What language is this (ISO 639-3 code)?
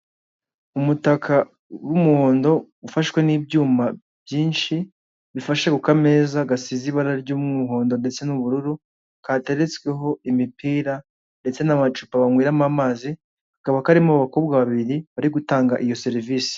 kin